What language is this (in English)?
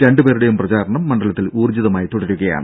Malayalam